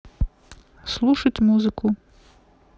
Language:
Russian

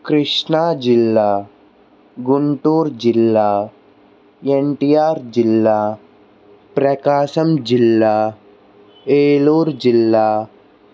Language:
Telugu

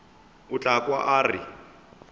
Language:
Northern Sotho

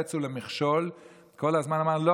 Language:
Hebrew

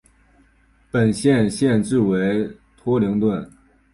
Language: Chinese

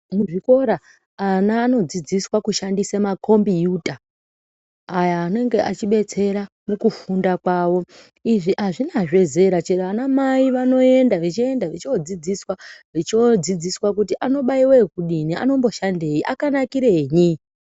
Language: Ndau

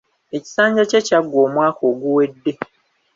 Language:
Ganda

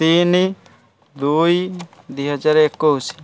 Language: Odia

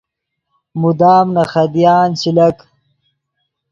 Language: Yidgha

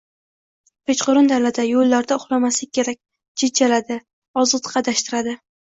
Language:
Uzbek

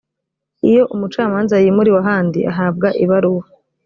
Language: Kinyarwanda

